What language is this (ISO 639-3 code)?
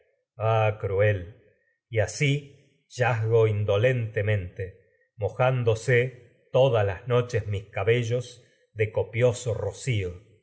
spa